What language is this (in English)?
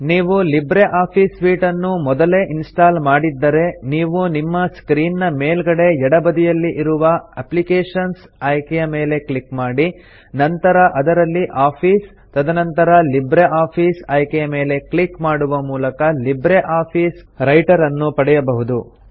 Kannada